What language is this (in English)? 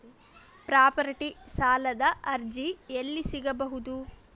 Kannada